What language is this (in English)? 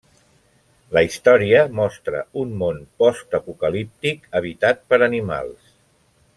Catalan